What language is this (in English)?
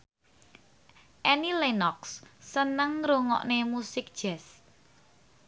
Javanese